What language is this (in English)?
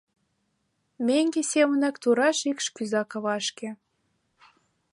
Mari